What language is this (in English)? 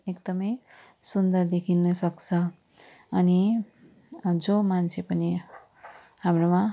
Nepali